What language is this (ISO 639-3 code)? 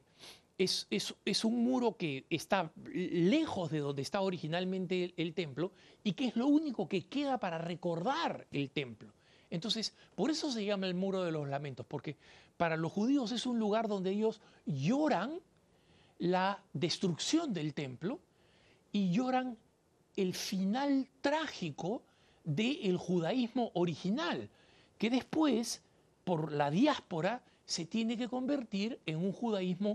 spa